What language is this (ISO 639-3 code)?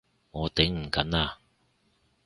yue